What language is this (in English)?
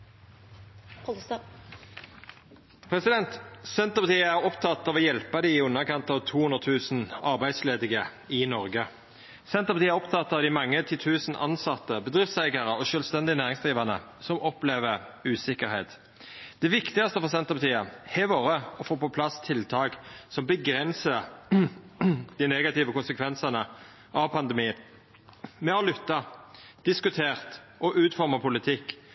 Norwegian Nynorsk